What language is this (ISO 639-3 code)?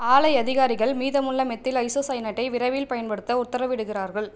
tam